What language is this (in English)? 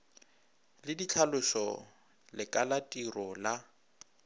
Northern Sotho